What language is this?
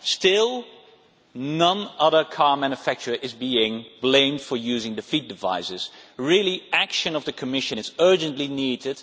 English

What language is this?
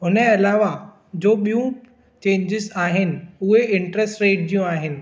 Sindhi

